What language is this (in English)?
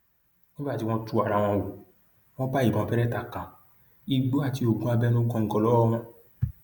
Yoruba